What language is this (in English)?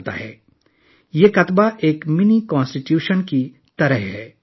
Urdu